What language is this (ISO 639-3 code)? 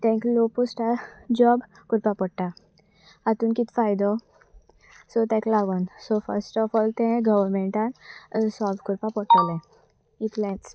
kok